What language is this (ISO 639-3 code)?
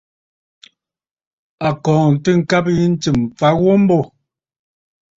bfd